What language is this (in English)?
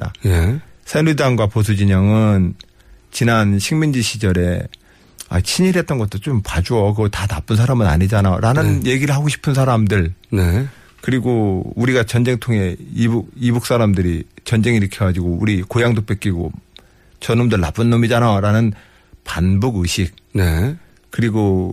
Korean